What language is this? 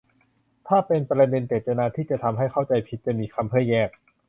Thai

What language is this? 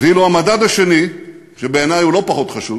Hebrew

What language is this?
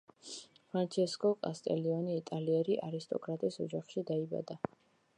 Georgian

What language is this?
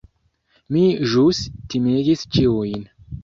Esperanto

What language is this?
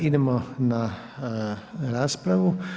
Croatian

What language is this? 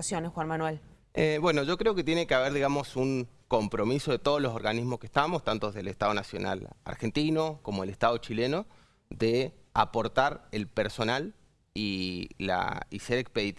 Spanish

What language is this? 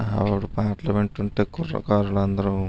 Telugu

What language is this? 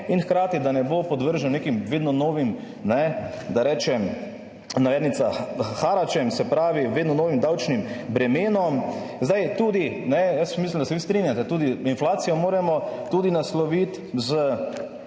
Slovenian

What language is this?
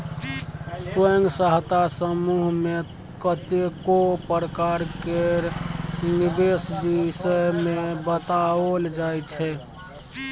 Maithili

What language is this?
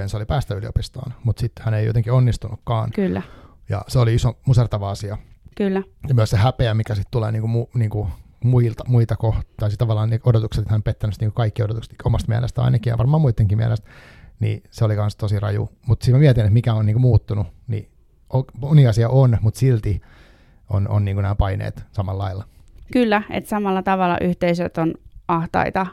Finnish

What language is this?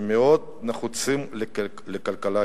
Hebrew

